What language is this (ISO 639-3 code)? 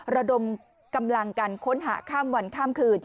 tha